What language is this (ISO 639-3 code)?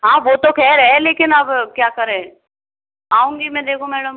hin